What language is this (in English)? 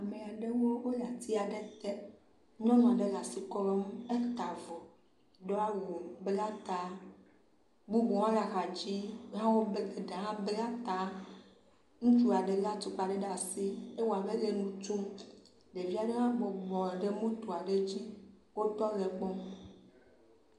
Ewe